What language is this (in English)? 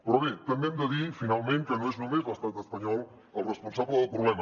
Catalan